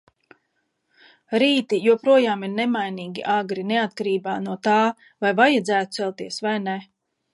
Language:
Latvian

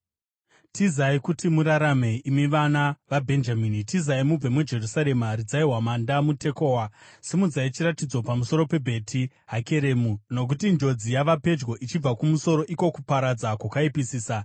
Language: Shona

